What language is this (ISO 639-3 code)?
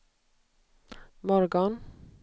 swe